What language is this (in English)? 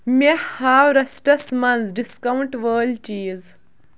Kashmiri